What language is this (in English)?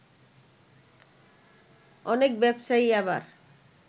Bangla